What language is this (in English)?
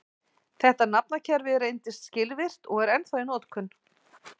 Icelandic